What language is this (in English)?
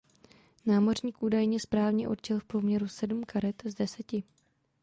Czech